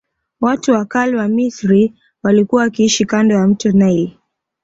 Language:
Swahili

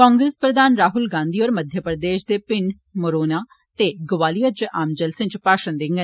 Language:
Dogri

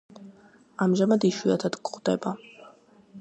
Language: Georgian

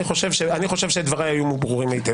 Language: Hebrew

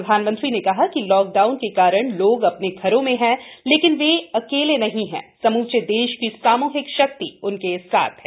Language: Hindi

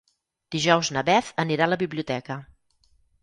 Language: Catalan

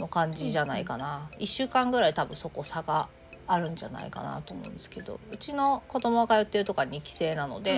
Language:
Japanese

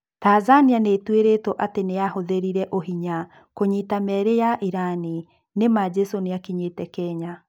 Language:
Kikuyu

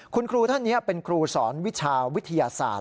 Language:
Thai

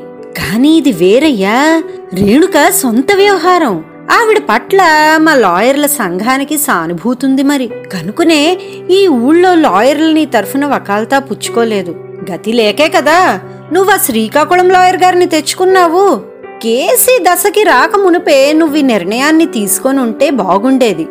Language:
Telugu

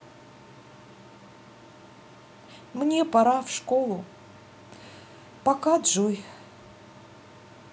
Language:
Russian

